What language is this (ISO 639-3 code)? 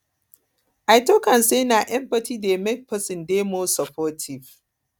pcm